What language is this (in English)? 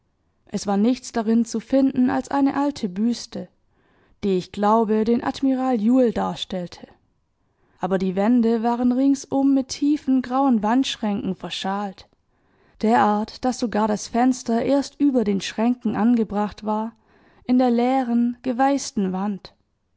German